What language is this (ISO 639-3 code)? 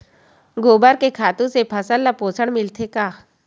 hne